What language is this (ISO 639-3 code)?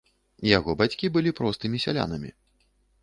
bel